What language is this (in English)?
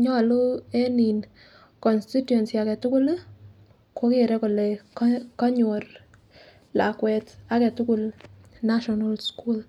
Kalenjin